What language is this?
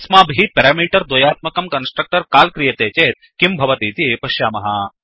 Sanskrit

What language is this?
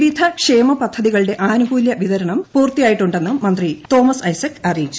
Malayalam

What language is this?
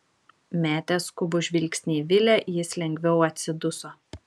Lithuanian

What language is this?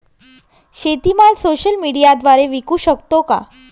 Marathi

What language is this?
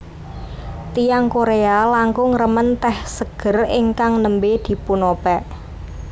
Javanese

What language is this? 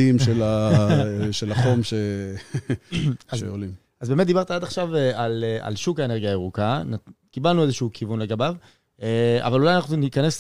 Hebrew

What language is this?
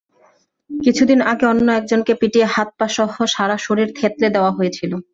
Bangla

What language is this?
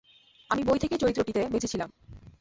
Bangla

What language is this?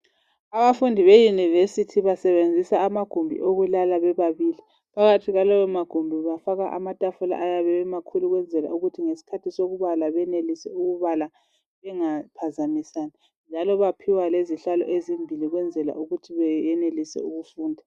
North Ndebele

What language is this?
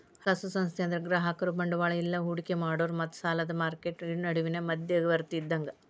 Kannada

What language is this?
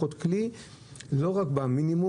Hebrew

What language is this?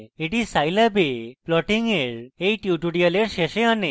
Bangla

